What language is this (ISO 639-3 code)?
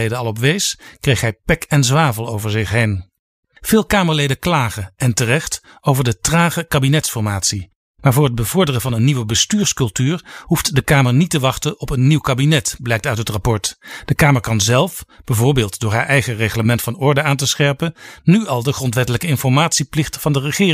nld